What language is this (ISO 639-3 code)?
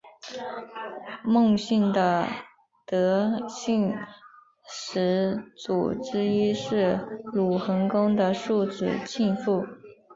zho